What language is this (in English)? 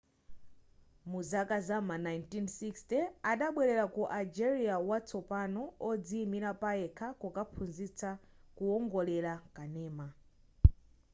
Nyanja